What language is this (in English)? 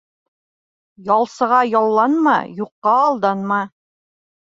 Bashkir